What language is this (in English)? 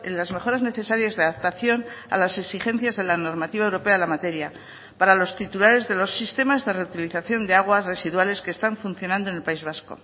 Spanish